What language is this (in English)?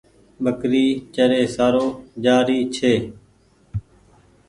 Goaria